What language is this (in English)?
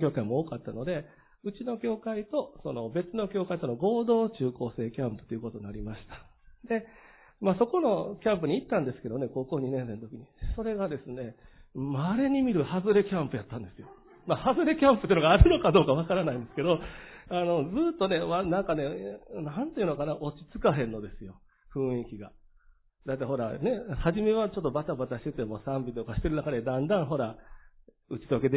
Japanese